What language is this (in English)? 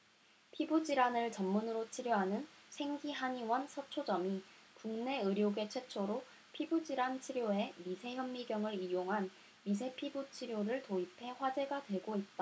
Korean